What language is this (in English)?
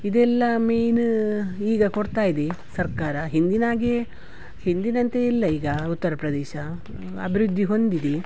Kannada